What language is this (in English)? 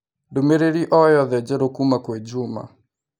Kikuyu